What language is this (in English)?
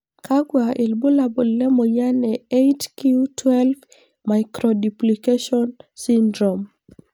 Masai